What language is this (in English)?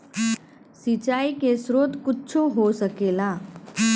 Bhojpuri